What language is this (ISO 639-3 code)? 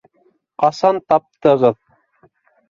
bak